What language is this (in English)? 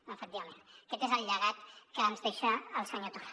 Catalan